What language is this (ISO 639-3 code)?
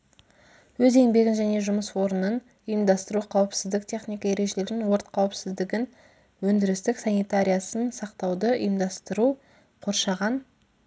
kaz